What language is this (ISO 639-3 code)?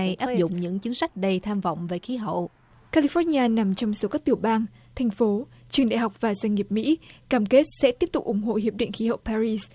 vie